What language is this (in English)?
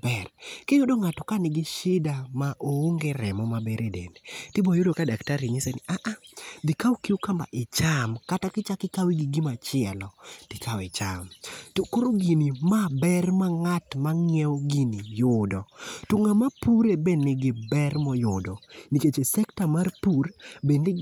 Luo (Kenya and Tanzania)